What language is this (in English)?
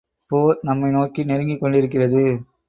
Tamil